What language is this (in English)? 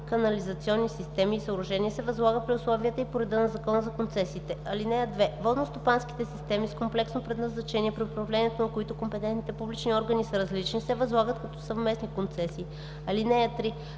Bulgarian